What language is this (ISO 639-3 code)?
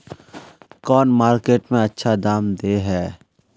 mag